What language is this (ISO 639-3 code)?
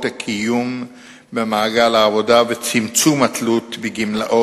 heb